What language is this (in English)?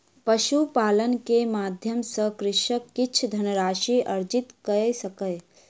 Maithili